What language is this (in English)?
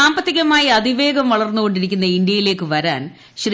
Malayalam